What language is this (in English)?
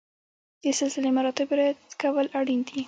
Pashto